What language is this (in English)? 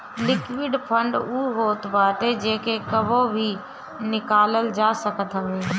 Bhojpuri